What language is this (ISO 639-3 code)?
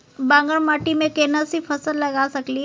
mai